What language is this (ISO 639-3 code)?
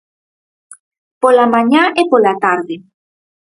glg